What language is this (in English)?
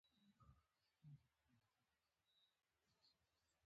Pashto